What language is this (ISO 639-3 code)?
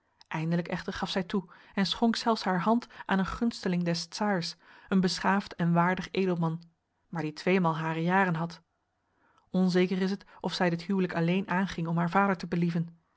nld